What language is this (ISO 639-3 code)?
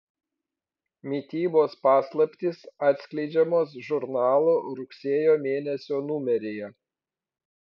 lit